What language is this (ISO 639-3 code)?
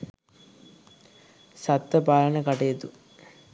sin